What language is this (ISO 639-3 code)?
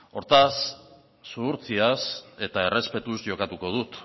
eus